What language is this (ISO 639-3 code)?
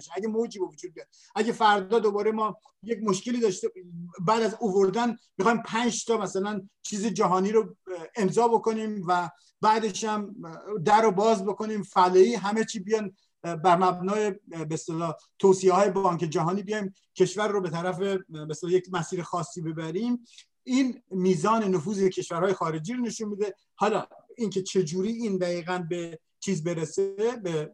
fas